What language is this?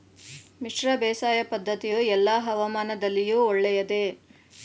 Kannada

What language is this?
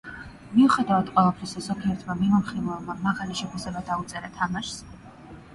Georgian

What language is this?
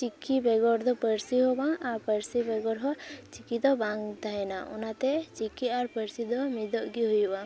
Santali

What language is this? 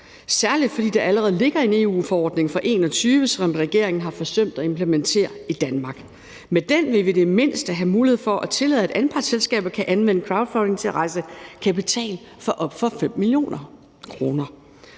Danish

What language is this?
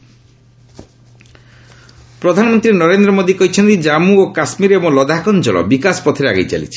Odia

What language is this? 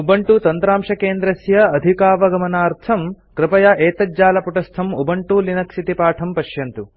Sanskrit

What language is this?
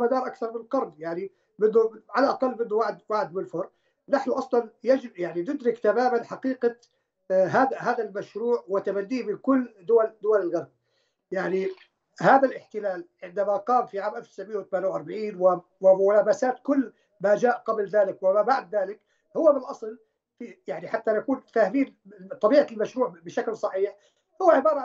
Arabic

